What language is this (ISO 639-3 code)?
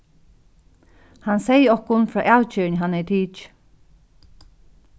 fao